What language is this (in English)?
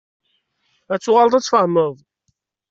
Kabyle